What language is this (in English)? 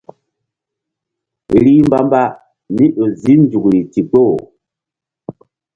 Mbum